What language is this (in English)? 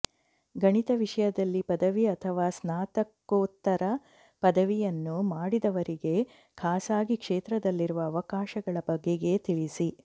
Kannada